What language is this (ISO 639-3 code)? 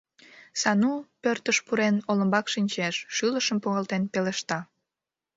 chm